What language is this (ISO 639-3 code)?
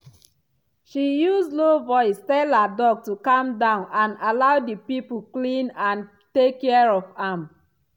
pcm